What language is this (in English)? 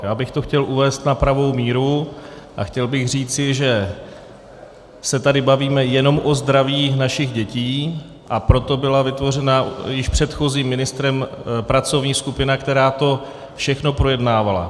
Czech